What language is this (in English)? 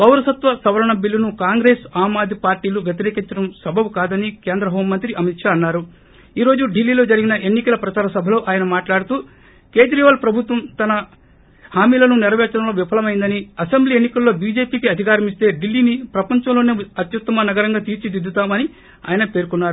Telugu